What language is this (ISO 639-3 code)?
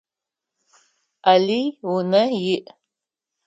ady